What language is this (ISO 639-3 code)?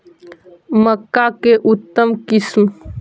mag